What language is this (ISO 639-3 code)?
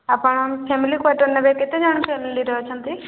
ori